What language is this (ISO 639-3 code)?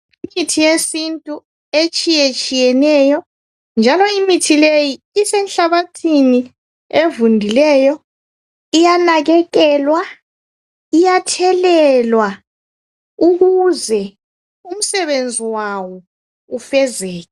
nde